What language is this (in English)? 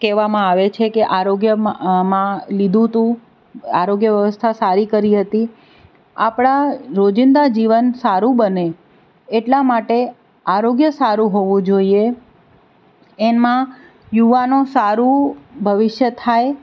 Gujarati